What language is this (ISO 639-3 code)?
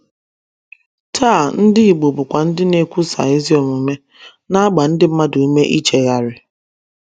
ibo